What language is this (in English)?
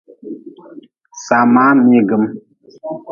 Nawdm